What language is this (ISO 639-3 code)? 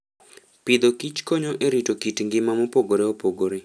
luo